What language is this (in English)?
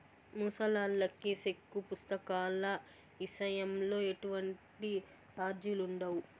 Telugu